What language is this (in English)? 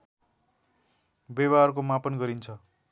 Nepali